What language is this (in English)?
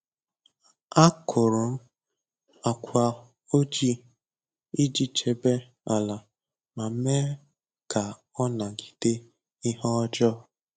Igbo